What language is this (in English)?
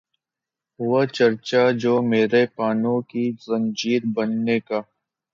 Urdu